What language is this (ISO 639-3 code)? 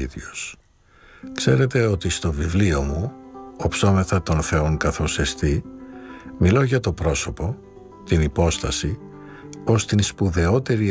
ell